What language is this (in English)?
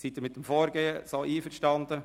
Swiss German